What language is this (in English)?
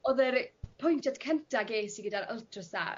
Welsh